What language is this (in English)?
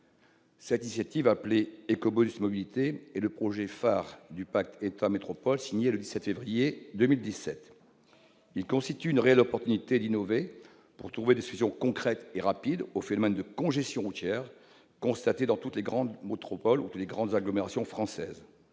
French